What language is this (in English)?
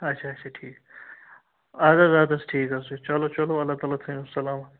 Kashmiri